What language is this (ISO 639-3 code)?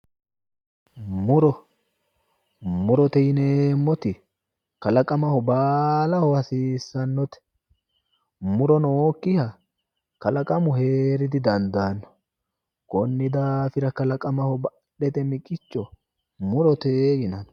sid